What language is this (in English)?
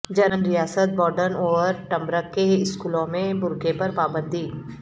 Urdu